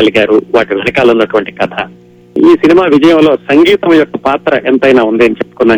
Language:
Telugu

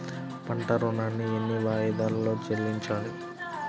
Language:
Telugu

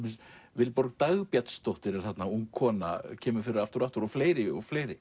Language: Icelandic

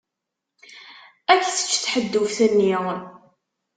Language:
Kabyle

